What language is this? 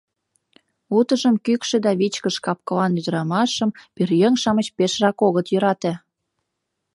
Mari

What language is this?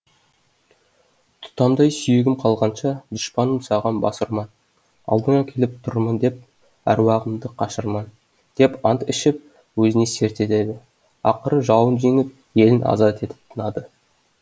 Kazakh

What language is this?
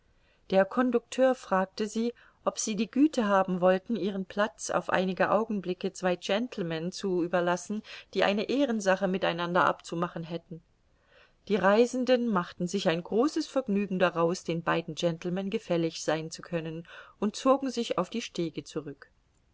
German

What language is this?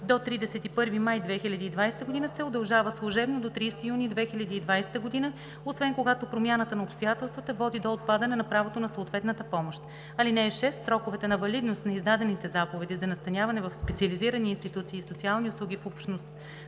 Bulgarian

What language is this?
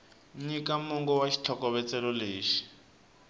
Tsonga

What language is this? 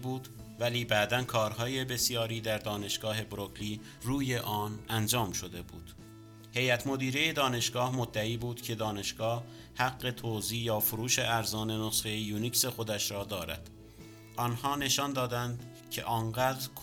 Persian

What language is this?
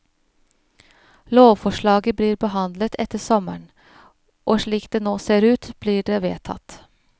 Norwegian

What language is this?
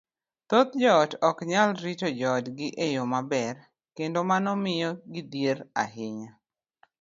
Luo (Kenya and Tanzania)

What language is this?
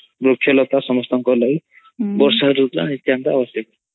Odia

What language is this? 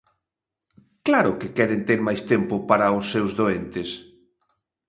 Galician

